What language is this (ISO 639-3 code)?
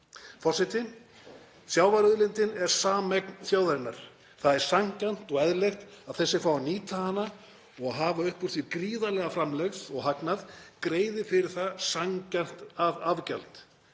isl